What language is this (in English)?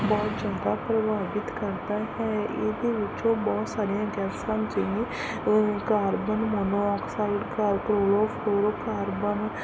Punjabi